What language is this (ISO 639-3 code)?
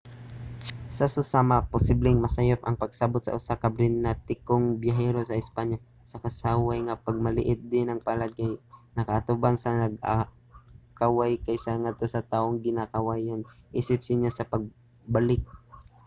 ceb